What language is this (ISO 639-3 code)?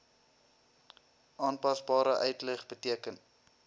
afr